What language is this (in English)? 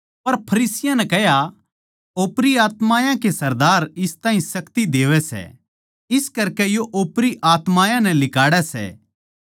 Haryanvi